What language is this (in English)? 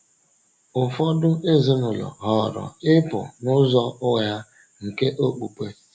Igbo